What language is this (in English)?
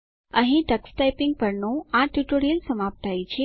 Gujarati